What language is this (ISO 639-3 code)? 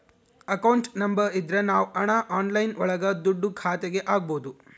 kan